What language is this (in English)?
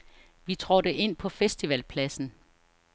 Danish